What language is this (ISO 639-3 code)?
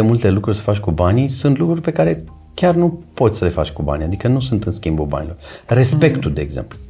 ron